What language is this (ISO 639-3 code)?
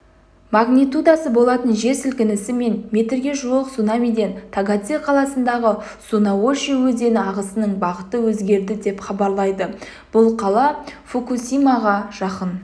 kaz